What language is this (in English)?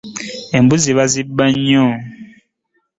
Ganda